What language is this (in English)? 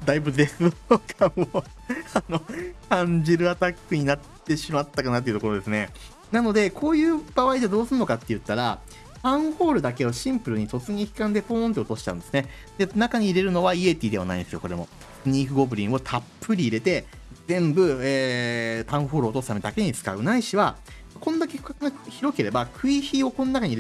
Japanese